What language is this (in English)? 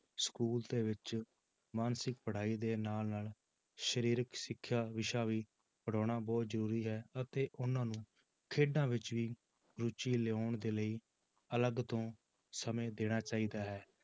Punjabi